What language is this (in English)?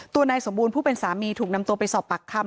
Thai